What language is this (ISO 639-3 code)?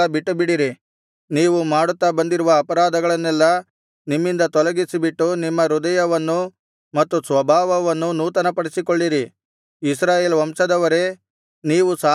kan